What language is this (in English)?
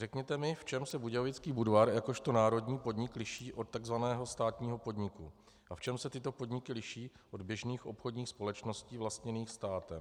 Czech